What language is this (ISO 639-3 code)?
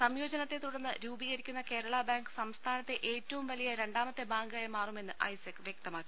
mal